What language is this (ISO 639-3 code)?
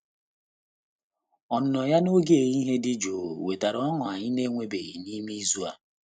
ibo